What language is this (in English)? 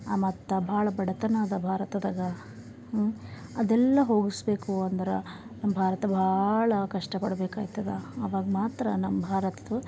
Kannada